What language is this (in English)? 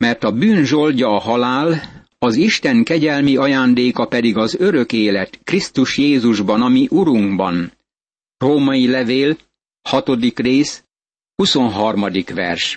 Hungarian